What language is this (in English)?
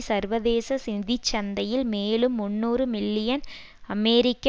Tamil